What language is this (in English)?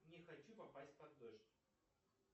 Russian